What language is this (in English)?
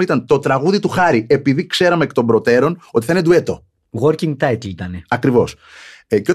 Greek